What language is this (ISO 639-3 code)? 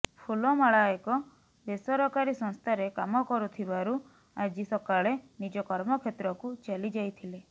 ori